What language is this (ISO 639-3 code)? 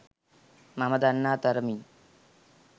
sin